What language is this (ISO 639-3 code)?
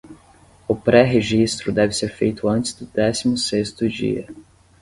por